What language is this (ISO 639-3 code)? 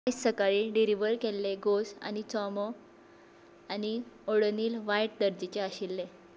kok